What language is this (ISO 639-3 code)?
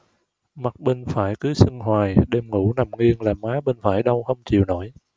vie